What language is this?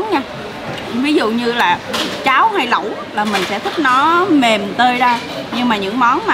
Vietnamese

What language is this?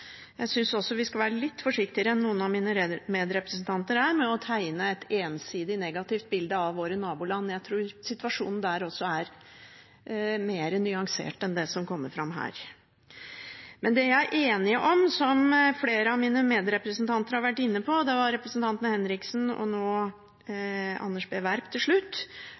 Norwegian Bokmål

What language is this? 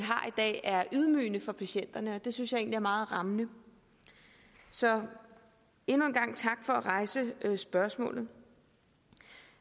Danish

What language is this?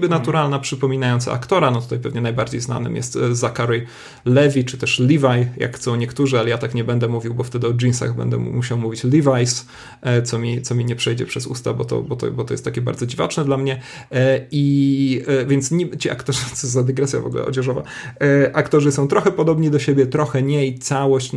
Polish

